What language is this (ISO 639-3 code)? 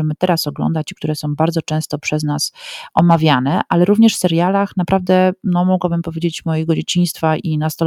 pol